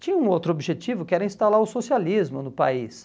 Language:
Portuguese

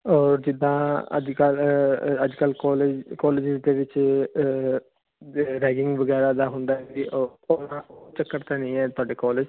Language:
Punjabi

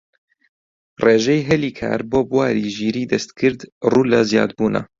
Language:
Central Kurdish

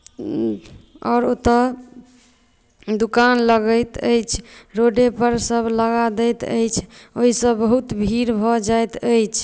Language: Maithili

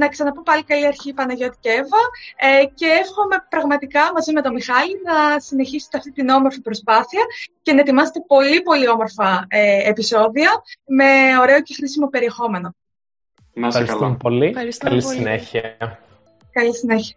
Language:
Greek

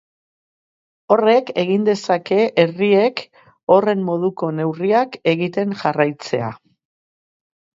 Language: Basque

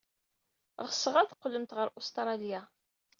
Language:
Kabyle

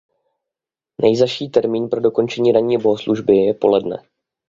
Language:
Czech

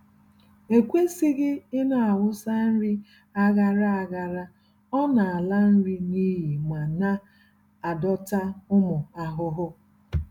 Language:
Igbo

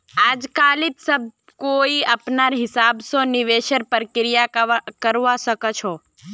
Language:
Magahi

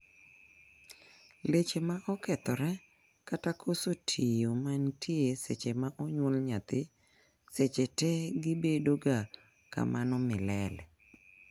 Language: Luo (Kenya and Tanzania)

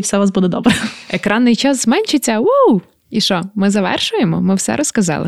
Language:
Ukrainian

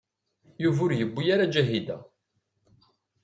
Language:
Kabyle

